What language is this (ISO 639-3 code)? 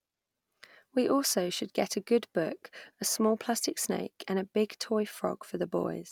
eng